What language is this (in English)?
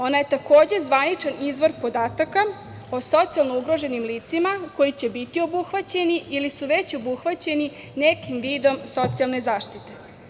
Serbian